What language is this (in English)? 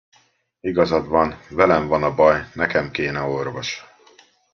Hungarian